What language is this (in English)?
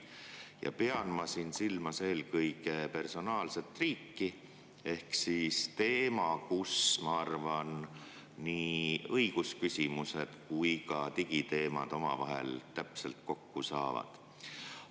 Estonian